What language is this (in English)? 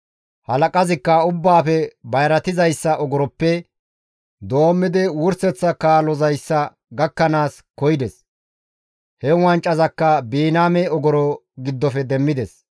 Gamo